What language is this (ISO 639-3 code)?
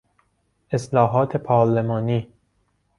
fas